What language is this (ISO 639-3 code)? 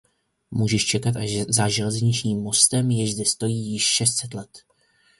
ces